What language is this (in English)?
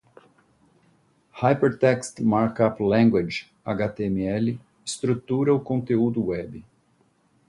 Portuguese